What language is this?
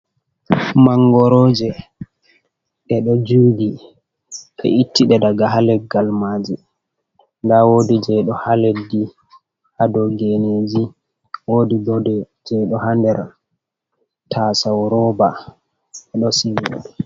Fula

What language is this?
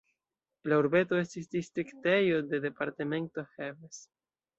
Esperanto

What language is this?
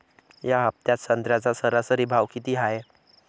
Marathi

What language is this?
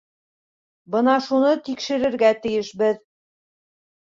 Bashkir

